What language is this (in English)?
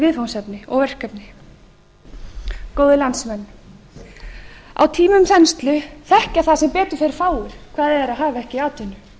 Icelandic